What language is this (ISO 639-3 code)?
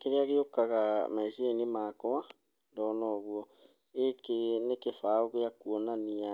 kik